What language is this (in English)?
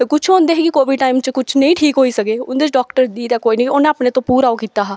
Dogri